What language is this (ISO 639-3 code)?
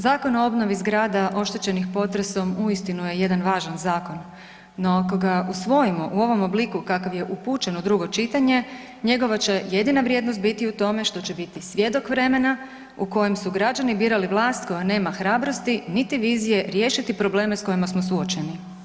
hrv